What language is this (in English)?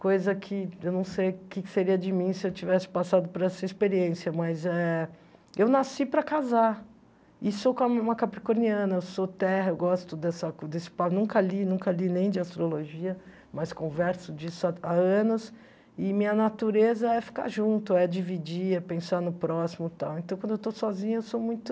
Portuguese